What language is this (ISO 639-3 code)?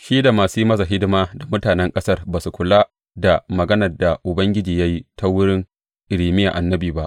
hau